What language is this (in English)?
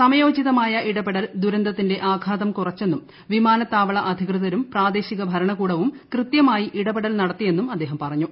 Malayalam